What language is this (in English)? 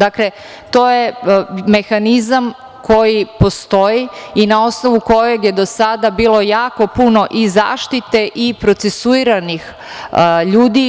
Serbian